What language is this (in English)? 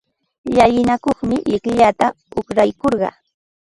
Ambo-Pasco Quechua